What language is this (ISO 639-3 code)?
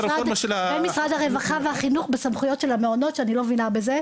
heb